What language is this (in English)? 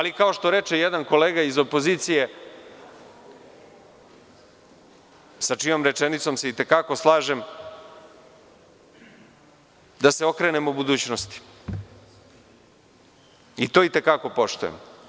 Serbian